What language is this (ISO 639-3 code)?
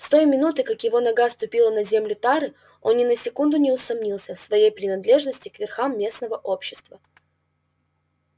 rus